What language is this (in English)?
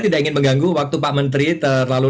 Indonesian